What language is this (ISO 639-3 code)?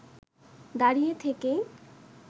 ben